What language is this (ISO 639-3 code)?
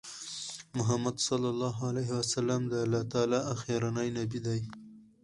pus